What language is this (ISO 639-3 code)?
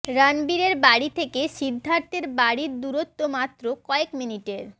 ben